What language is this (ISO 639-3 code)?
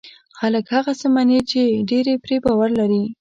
pus